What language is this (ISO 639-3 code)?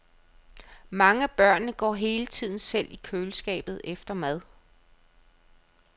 dan